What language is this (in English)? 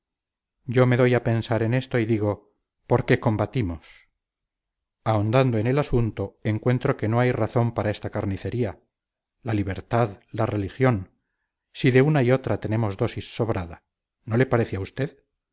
Spanish